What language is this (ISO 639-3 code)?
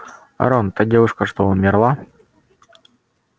rus